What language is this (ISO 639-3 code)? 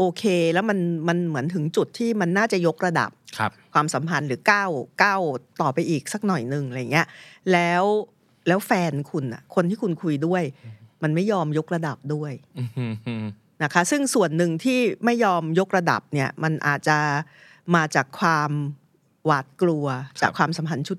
tha